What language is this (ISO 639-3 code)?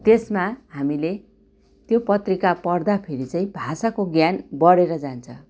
nep